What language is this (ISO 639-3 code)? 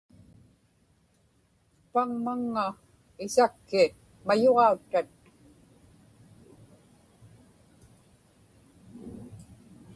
ipk